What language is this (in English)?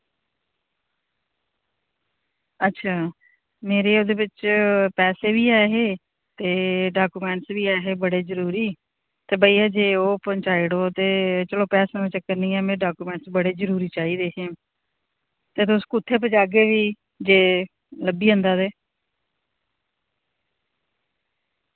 Dogri